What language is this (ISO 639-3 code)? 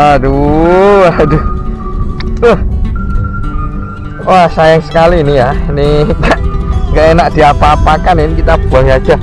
ind